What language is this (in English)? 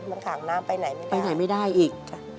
Thai